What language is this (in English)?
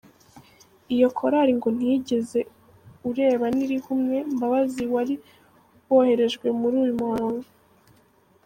Kinyarwanda